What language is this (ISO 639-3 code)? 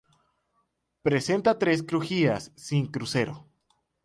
spa